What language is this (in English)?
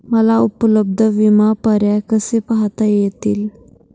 Marathi